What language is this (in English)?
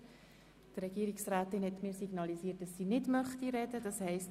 Swiss German